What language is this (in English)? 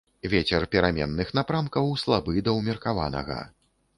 Belarusian